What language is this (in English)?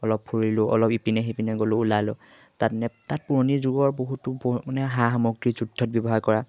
Assamese